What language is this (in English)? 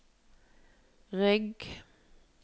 Norwegian